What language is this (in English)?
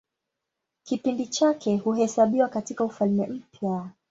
Swahili